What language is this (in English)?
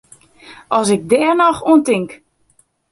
Western Frisian